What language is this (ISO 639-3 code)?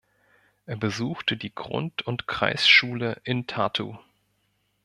deu